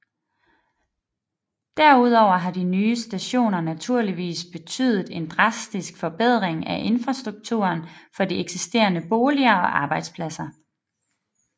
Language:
Danish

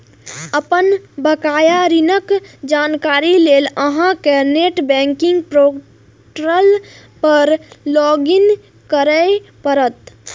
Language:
Maithili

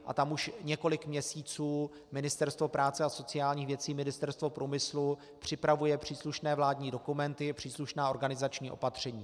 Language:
Czech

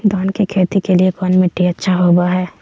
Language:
Magahi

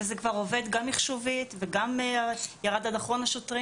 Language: Hebrew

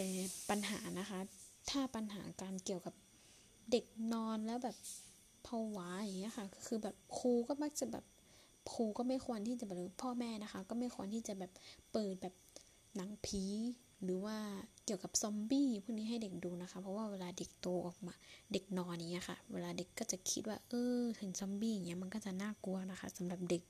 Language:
Thai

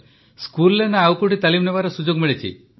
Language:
Odia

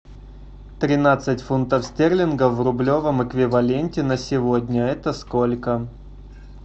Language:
Russian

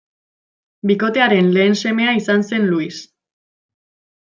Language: Basque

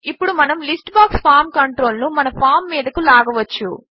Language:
Telugu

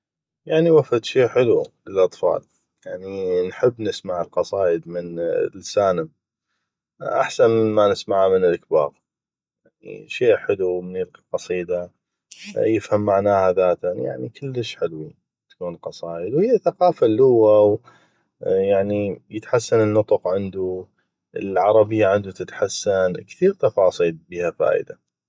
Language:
North Mesopotamian Arabic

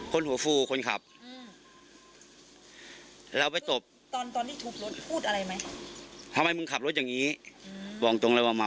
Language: Thai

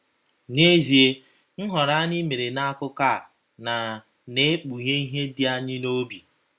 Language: Igbo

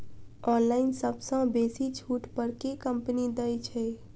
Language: Maithili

